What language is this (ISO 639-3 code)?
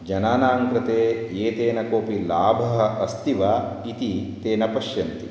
san